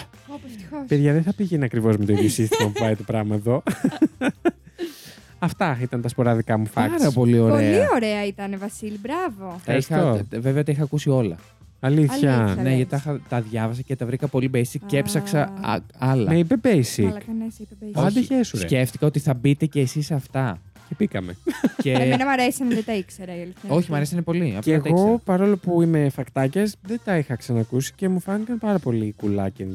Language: Greek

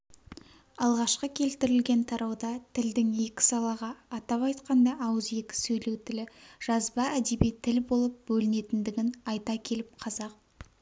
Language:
Kazakh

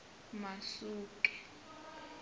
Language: Tsonga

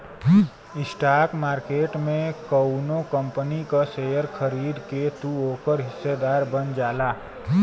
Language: Bhojpuri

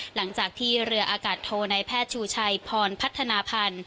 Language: Thai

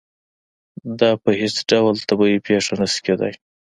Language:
Pashto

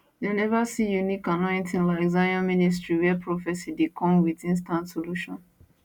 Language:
Nigerian Pidgin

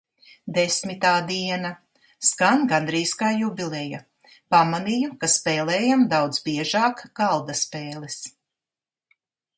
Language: Latvian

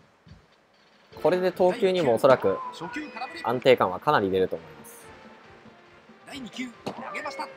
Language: Japanese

